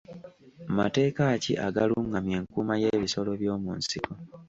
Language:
Ganda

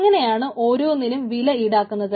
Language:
Malayalam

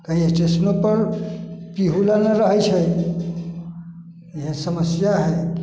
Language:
Maithili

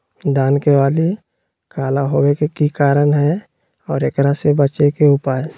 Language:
Magahi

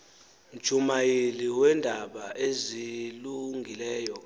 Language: Xhosa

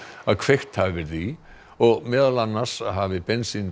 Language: Icelandic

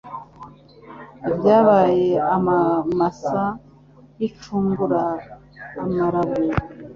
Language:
Kinyarwanda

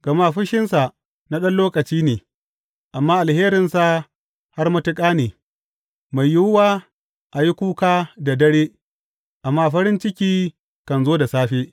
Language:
Hausa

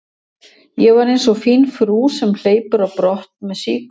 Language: Icelandic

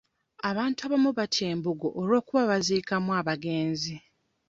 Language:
Ganda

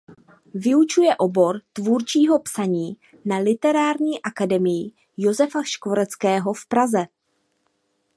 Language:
Czech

